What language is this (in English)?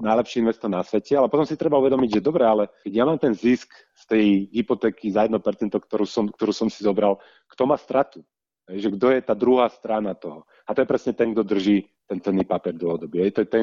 Slovak